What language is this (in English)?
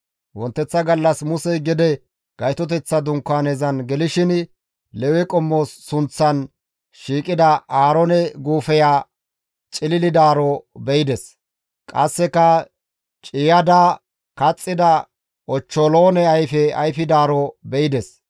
Gamo